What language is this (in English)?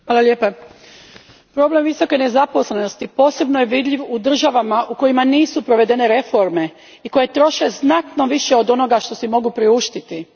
Croatian